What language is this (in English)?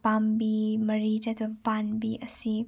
Manipuri